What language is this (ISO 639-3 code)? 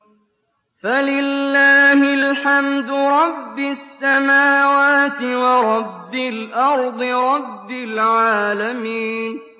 ara